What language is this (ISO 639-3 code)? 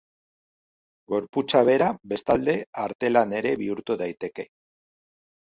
eus